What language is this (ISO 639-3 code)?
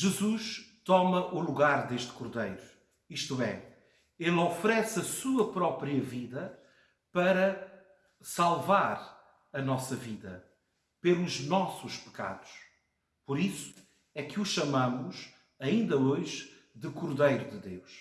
por